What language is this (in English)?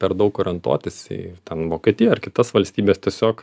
Lithuanian